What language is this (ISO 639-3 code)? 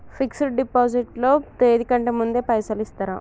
tel